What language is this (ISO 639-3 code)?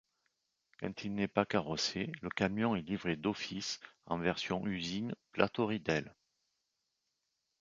fra